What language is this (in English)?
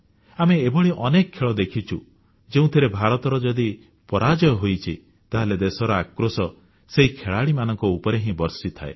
Odia